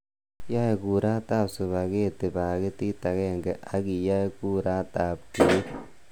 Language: Kalenjin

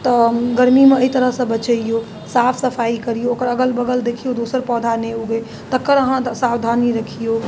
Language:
Maithili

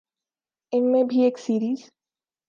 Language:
Urdu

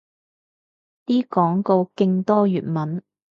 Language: Cantonese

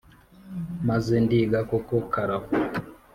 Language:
Kinyarwanda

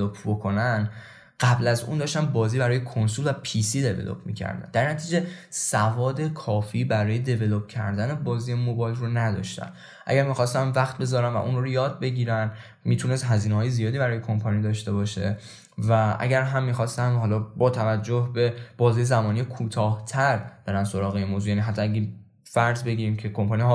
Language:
Persian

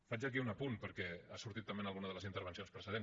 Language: Catalan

